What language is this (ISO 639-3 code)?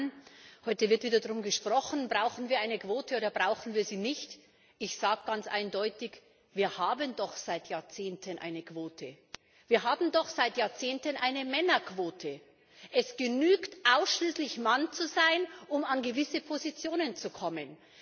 deu